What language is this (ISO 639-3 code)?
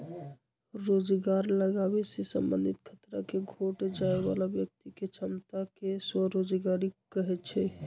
mag